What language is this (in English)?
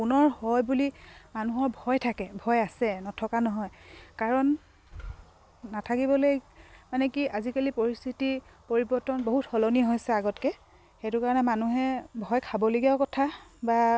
Assamese